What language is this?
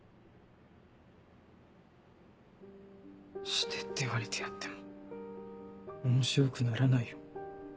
Japanese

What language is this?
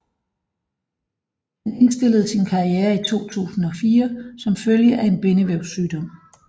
Danish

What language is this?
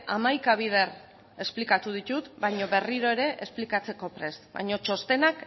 Basque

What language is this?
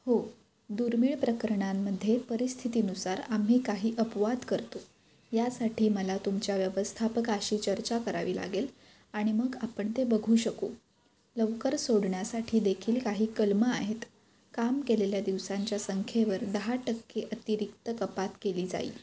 Marathi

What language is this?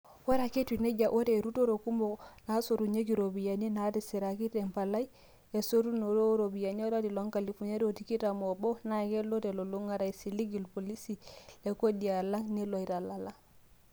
Masai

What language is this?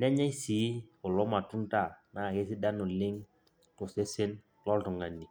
Masai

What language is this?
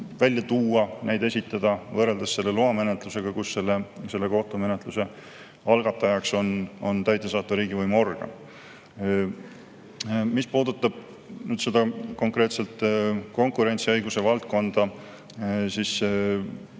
Estonian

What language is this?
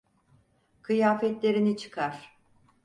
Turkish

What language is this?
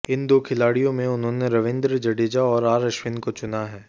Hindi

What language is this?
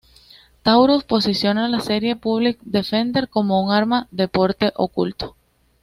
Spanish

